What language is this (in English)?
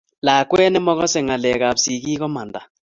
Kalenjin